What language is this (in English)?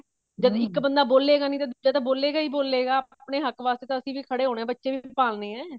Punjabi